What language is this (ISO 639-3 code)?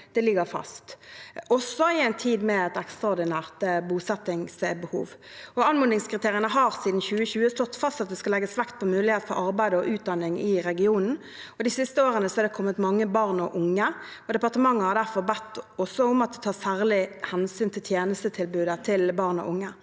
nor